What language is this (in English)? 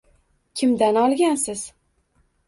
Uzbek